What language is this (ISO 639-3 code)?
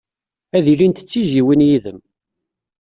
kab